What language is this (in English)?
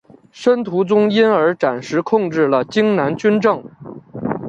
Chinese